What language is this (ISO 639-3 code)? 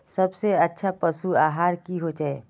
mag